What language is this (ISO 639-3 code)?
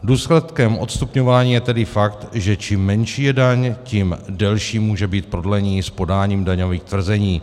ces